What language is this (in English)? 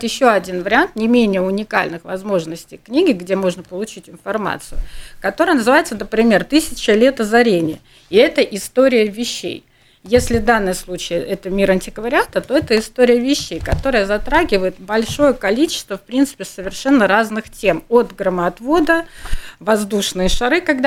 Russian